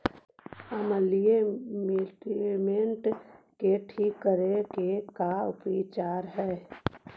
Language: Magahi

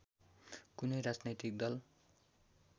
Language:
Nepali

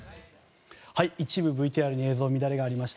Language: Japanese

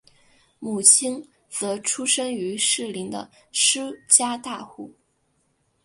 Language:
Chinese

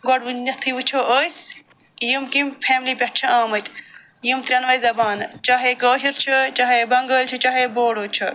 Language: Kashmiri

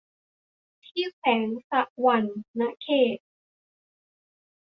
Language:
Thai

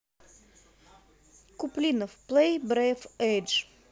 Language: Russian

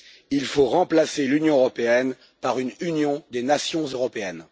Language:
French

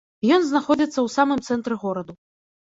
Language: Belarusian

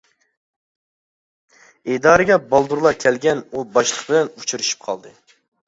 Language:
Uyghur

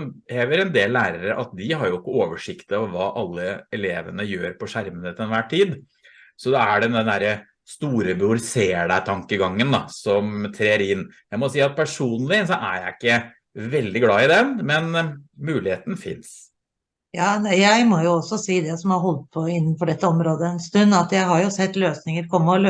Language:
Norwegian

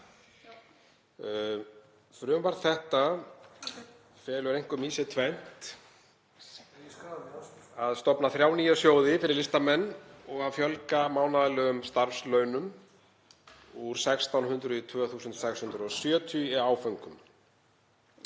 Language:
Icelandic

